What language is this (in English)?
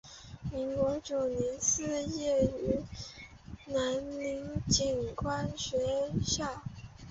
Chinese